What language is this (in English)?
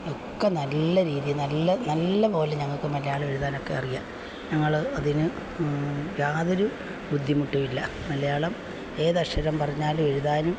Malayalam